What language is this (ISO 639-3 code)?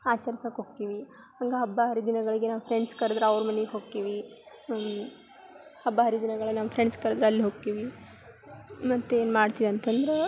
kan